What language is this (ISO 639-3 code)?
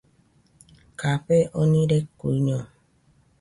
hux